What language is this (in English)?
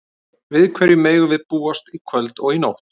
Icelandic